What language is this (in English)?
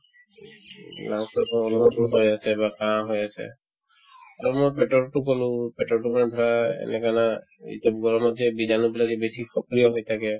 Assamese